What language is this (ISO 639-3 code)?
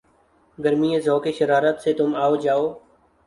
urd